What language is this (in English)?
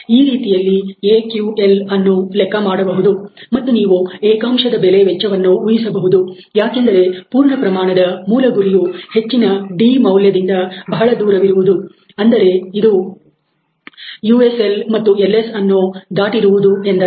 Kannada